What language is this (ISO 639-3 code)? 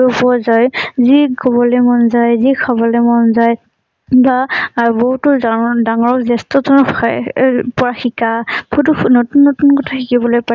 asm